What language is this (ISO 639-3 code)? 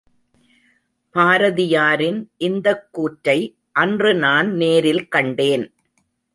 tam